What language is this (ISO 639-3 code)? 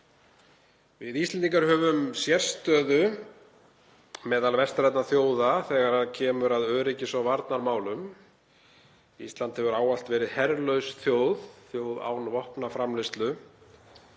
isl